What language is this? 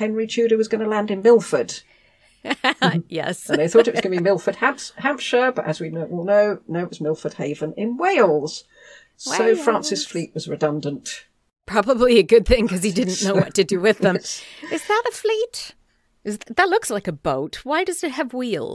English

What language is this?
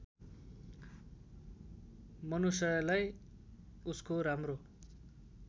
Nepali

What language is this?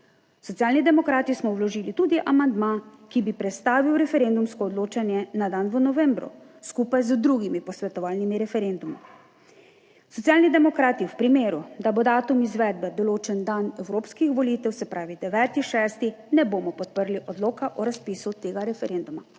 Slovenian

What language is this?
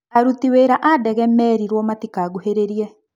Kikuyu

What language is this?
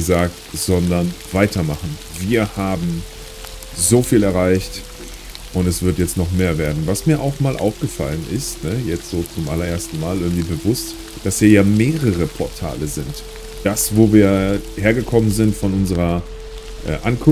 German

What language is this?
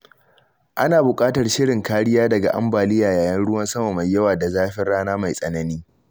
Hausa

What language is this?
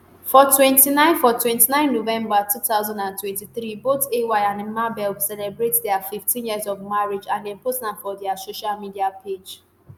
Nigerian Pidgin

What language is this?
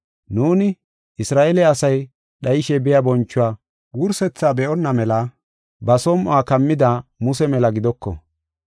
Gofa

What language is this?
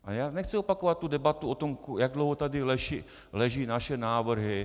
Czech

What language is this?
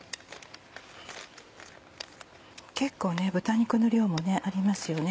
Japanese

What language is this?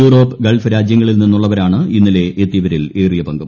Malayalam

